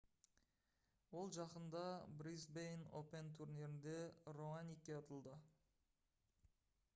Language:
Kazakh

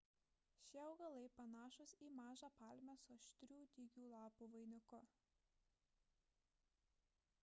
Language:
Lithuanian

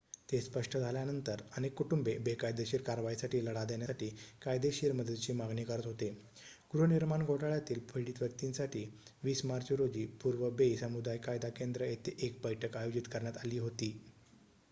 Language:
Marathi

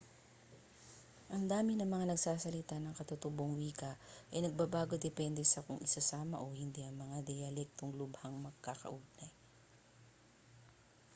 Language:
Filipino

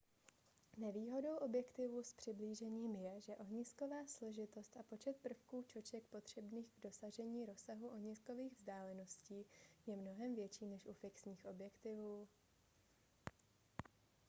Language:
Czech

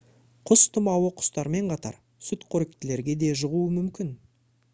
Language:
Kazakh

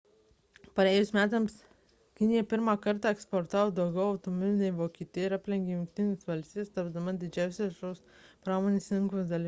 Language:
Lithuanian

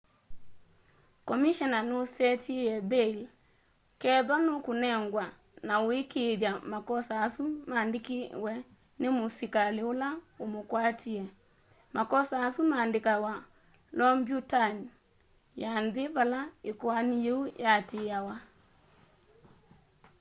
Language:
Kamba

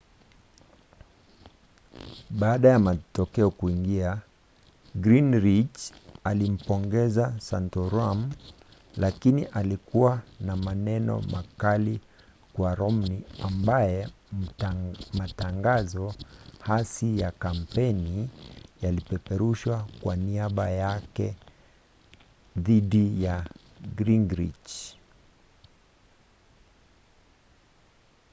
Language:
Swahili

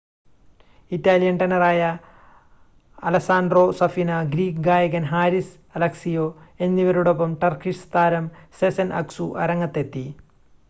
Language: Malayalam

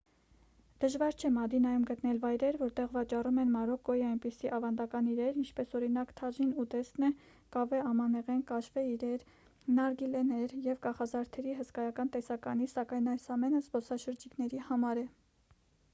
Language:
Armenian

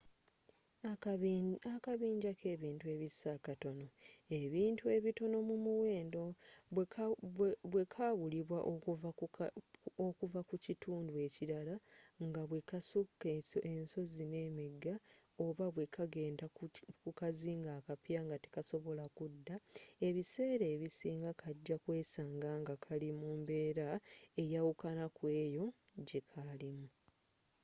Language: Ganda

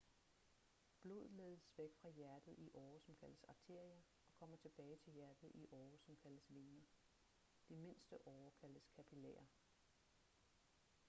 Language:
Danish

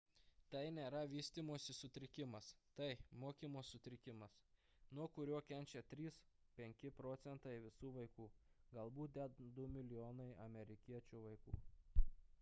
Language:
Lithuanian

